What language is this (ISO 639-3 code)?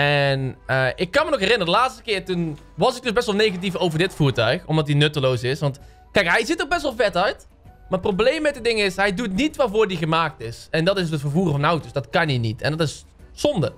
nld